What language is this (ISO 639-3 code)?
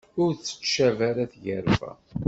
kab